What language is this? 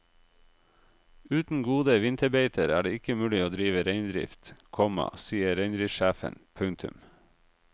Norwegian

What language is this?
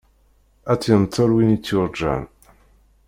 Kabyle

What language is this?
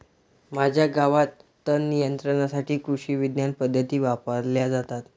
Marathi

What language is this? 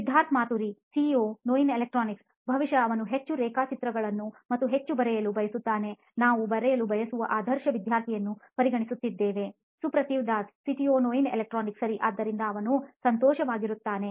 Kannada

